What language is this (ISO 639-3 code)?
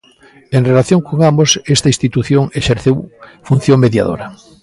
glg